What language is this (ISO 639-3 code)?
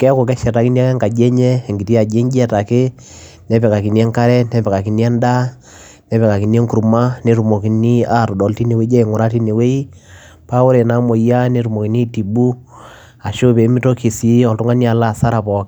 mas